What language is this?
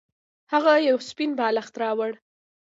Pashto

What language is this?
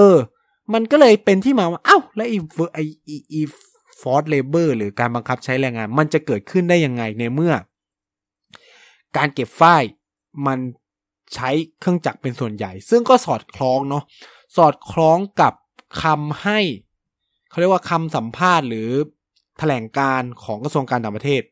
Thai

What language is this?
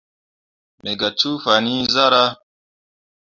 Mundang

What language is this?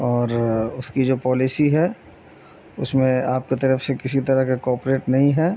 Urdu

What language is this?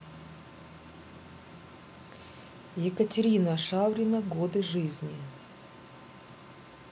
Russian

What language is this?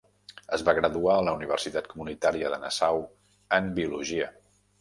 Catalan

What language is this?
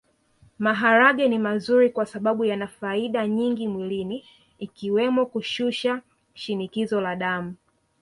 Swahili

